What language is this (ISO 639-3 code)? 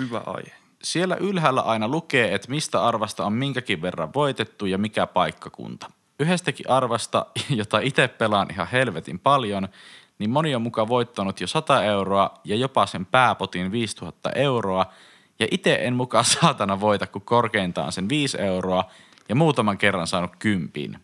fin